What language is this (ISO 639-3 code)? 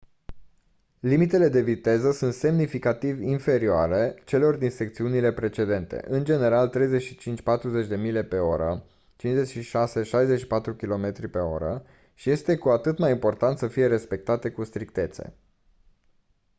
ron